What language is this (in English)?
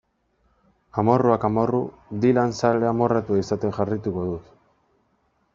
Basque